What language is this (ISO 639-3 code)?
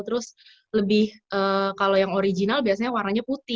ind